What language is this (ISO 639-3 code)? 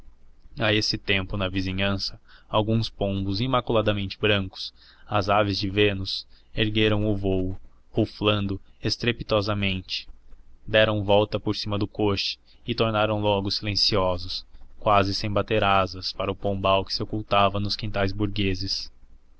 por